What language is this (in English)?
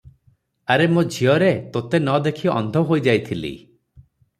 Odia